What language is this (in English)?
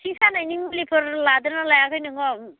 Bodo